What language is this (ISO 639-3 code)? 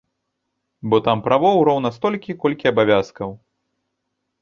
bel